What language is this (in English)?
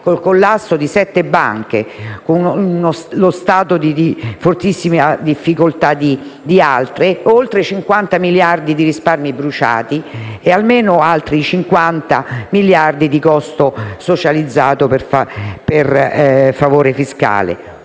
Italian